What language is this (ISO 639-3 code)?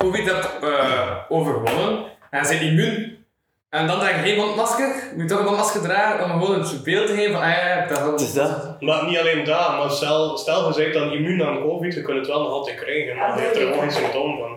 nld